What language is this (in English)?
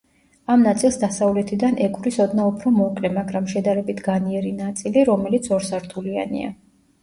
Georgian